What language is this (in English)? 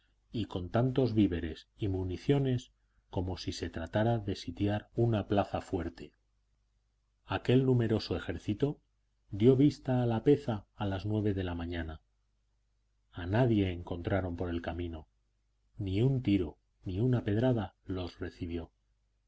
Spanish